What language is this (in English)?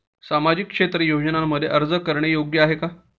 Marathi